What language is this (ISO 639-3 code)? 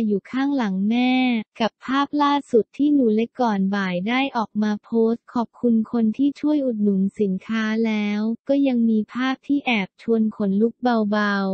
tha